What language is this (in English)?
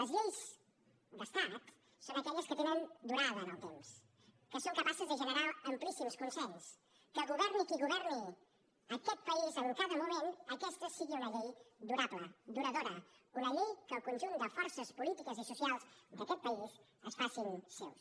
Catalan